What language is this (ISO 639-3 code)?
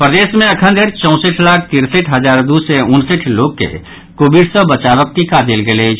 mai